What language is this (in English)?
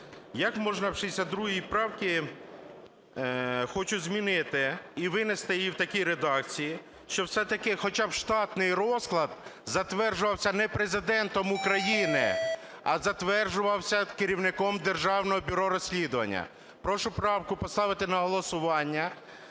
Ukrainian